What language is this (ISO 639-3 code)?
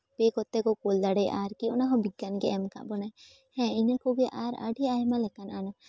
sat